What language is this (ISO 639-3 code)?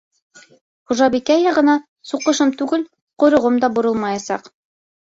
bak